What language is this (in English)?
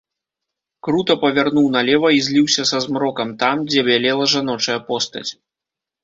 Belarusian